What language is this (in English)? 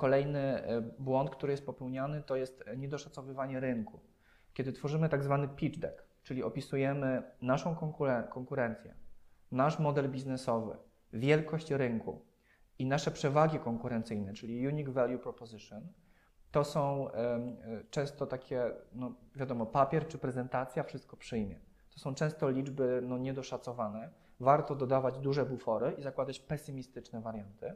Polish